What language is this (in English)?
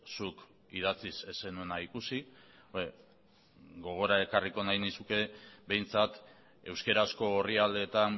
Basque